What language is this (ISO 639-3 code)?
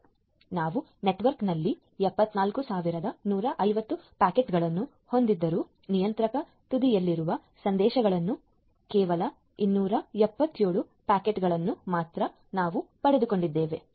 kan